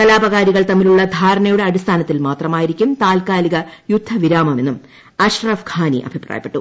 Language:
Malayalam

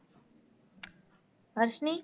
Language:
Tamil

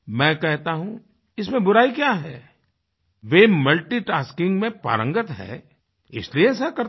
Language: Hindi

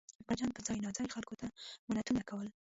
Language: Pashto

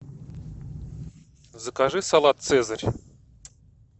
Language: Russian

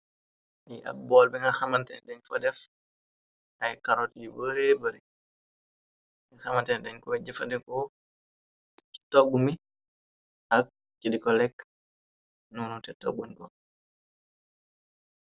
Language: Wolof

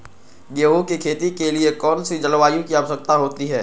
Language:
Magahi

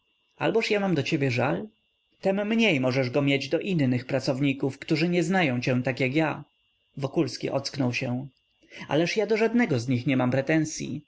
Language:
Polish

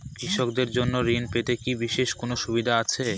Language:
Bangla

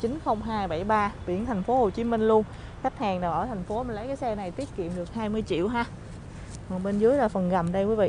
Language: Vietnamese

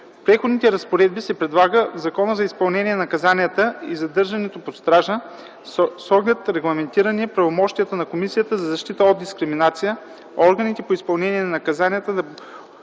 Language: Bulgarian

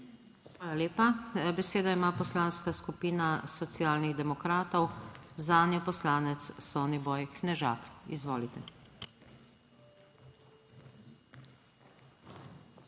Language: Slovenian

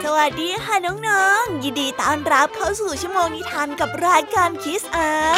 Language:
Thai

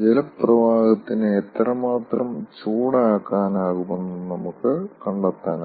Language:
Malayalam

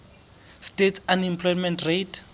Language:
Southern Sotho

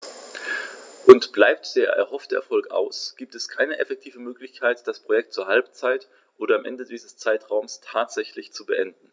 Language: German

